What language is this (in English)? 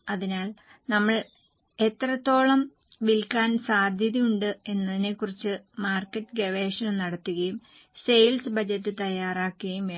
Malayalam